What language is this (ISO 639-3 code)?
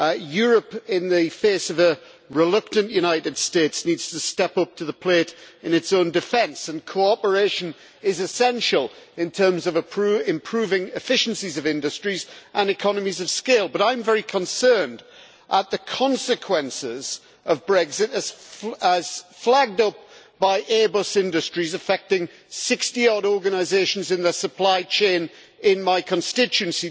eng